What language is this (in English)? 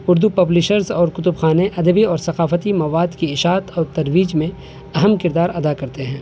Urdu